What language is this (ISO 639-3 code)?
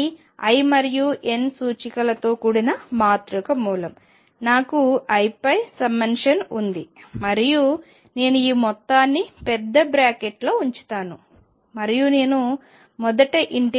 tel